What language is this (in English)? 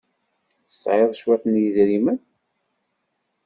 Kabyle